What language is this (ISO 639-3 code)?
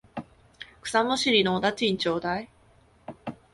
jpn